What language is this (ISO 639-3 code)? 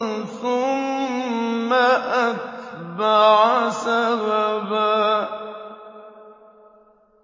ara